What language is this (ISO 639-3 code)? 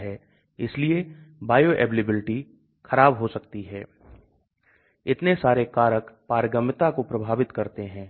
hin